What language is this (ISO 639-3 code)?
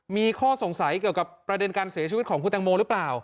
tha